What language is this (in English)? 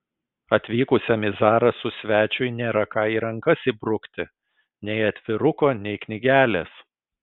Lithuanian